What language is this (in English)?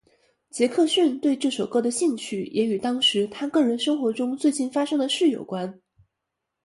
Chinese